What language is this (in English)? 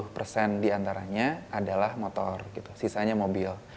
Indonesian